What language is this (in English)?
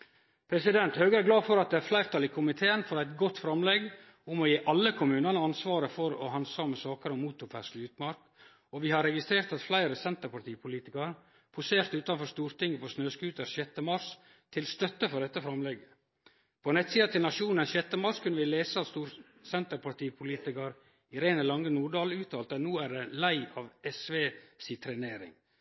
Norwegian Nynorsk